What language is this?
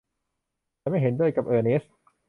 Thai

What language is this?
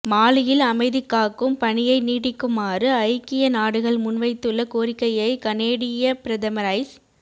Tamil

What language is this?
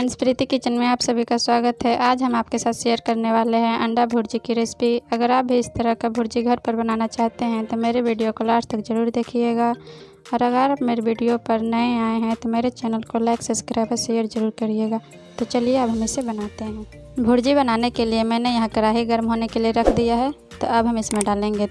Hindi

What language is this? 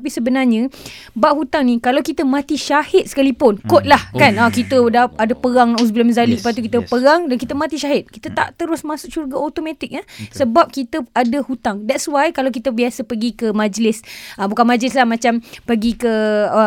Malay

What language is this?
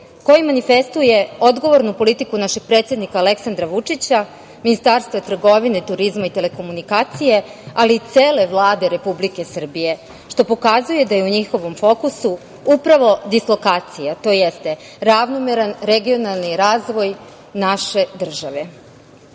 Serbian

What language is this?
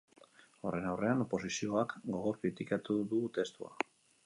Basque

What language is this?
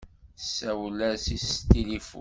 Kabyle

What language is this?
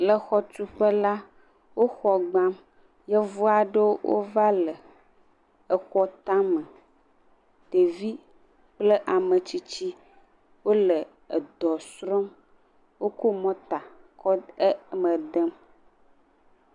Ewe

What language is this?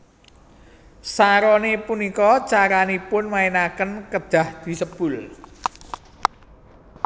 Javanese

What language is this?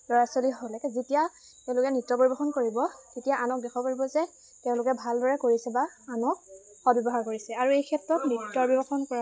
Assamese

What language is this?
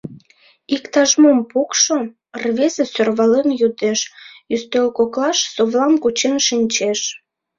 Mari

